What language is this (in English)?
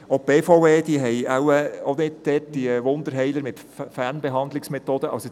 Swiss German